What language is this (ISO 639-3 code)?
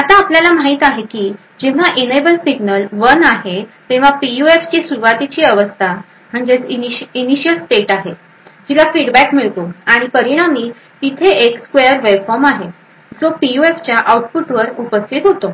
mar